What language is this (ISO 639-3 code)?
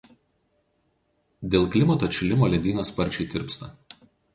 lit